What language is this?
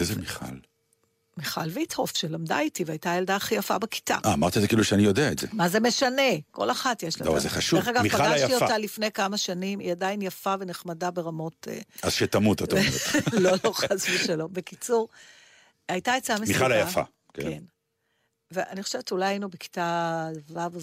Hebrew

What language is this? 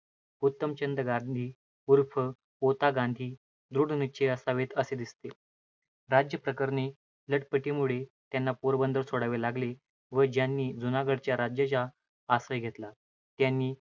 Marathi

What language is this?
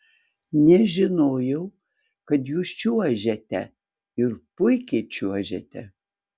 Lithuanian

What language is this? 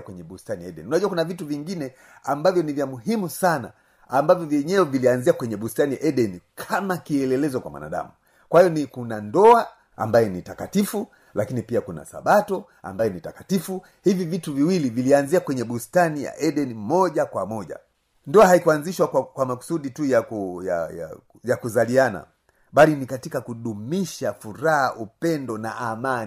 Swahili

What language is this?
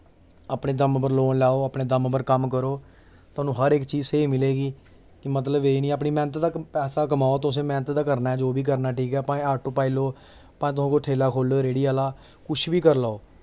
Dogri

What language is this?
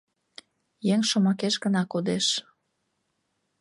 Mari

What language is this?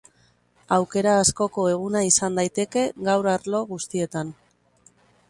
Basque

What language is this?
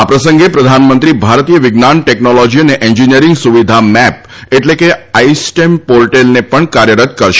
Gujarati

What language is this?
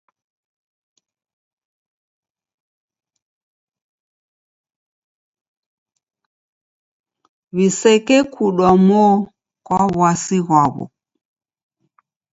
Taita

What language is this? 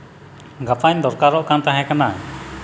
Santali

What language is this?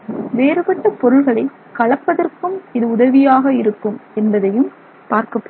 Tamil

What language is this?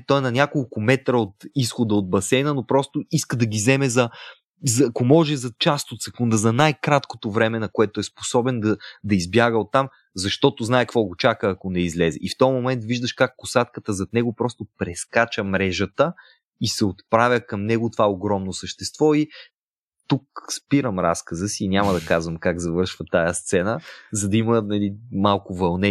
Bulgarian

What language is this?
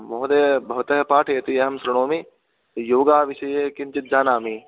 Sanskrit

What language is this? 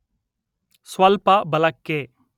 Kannada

